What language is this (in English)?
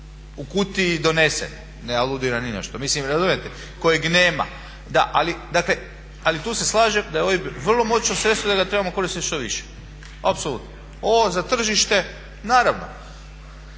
Croatian